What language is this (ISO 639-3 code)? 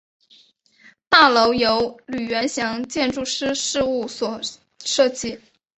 zho